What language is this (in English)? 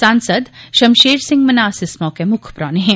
Dogri